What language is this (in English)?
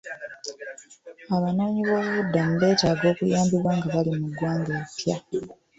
Ganda